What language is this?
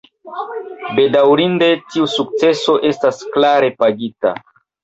Esperanto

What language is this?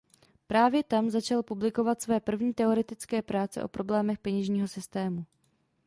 Czech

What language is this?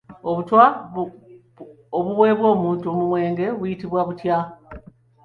Ganda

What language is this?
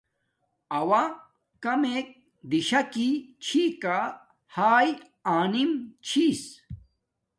Domaaki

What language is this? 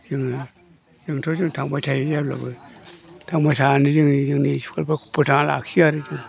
Bodo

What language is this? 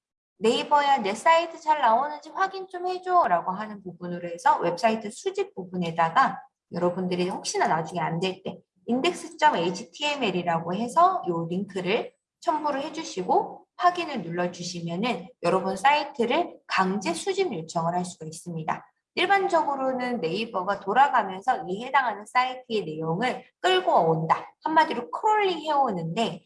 Korean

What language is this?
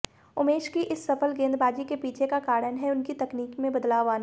Hindi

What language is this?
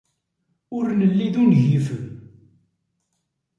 Kabyle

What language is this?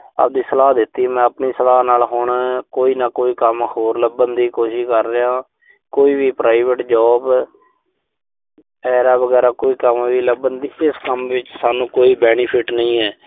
Punjabi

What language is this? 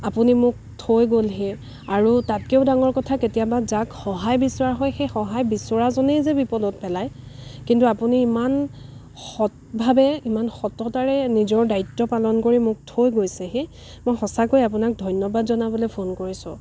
Assamese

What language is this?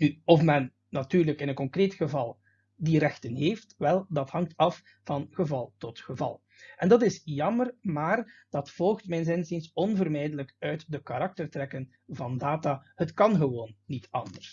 Dutch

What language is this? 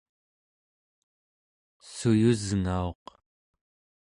Central Yupik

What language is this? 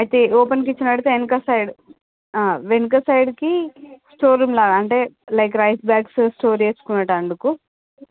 Telugu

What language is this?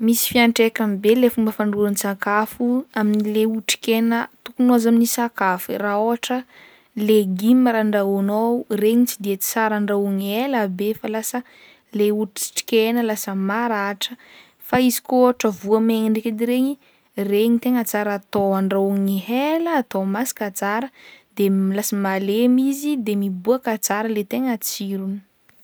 Northern Betsimisaraka Malagasy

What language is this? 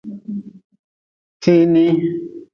Nawdm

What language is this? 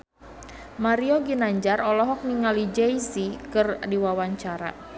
Sundanese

